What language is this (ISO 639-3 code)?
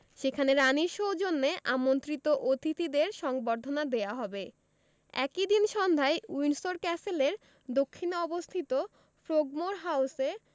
ben